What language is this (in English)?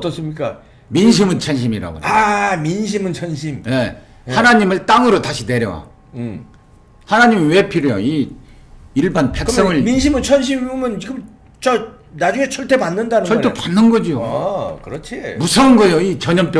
Korean